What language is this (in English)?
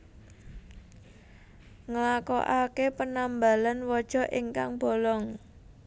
Javanese